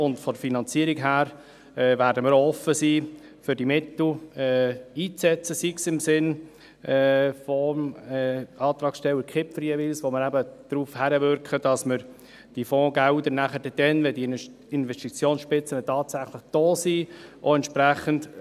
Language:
Swiss German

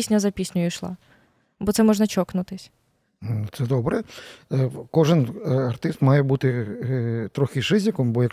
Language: Ukrainian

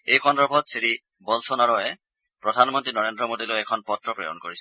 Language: Assamese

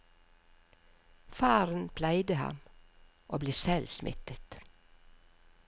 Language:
Norwegian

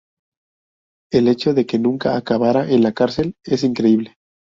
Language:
Spanish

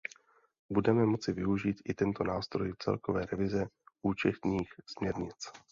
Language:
Czech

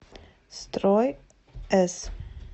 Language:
Russian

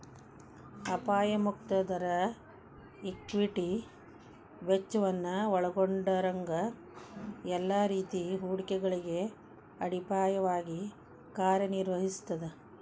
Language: Kannada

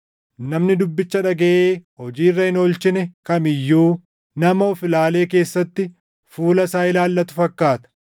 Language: Oromo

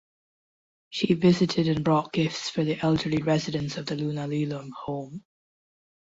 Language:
English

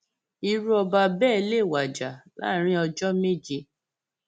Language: Yoruba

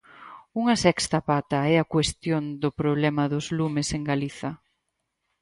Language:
Galician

